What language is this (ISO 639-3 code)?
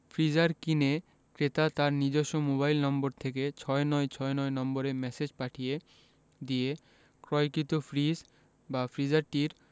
ben